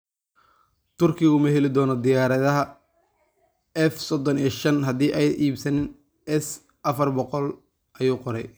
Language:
Somali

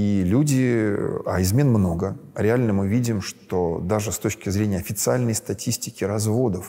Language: Russian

